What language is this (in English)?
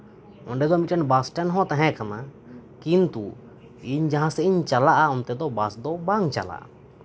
Santali